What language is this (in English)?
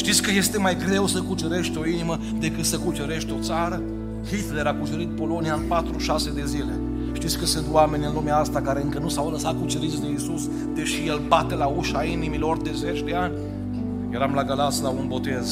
Romanian